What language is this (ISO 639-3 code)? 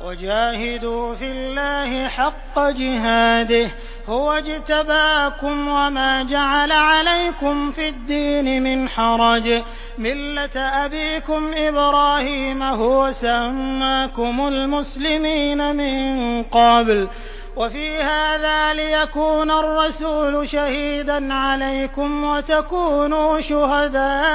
ara